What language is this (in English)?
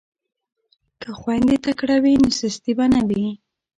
Pashto